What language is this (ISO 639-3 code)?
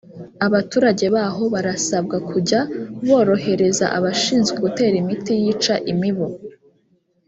kin